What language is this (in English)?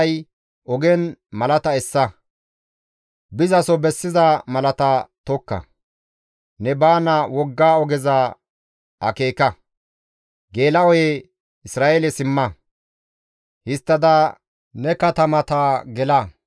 Gamo